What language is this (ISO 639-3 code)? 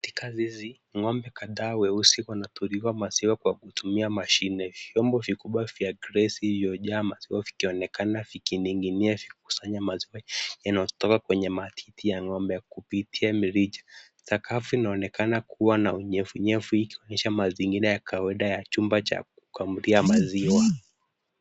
swa